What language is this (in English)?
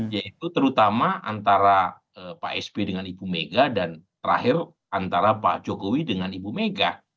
Indonesian